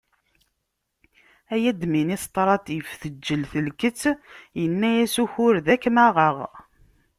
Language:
Kabyle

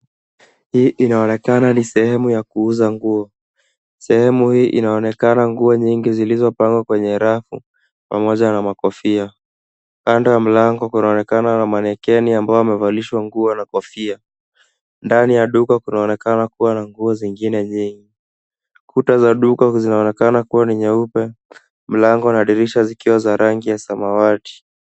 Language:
Swahili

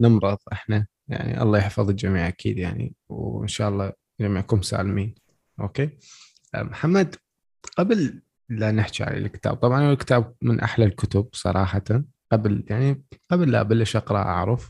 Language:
Arabic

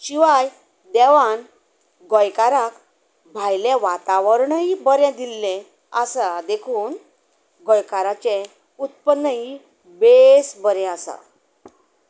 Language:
Konkani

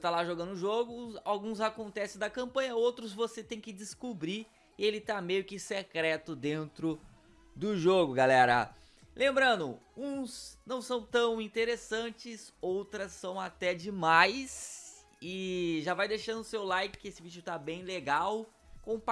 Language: Portuguese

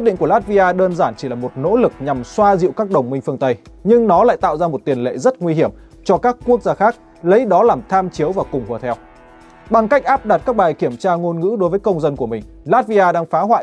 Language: Vietnamese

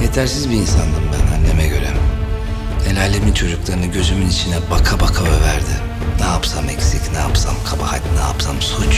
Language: Turkish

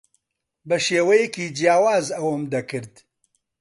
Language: Central Kurdish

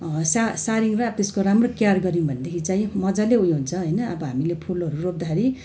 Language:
Nepali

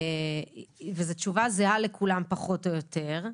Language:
Hebrew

